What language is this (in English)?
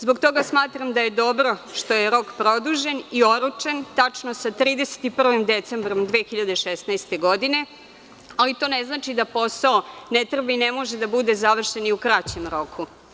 Serbian